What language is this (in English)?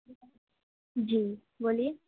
Urdu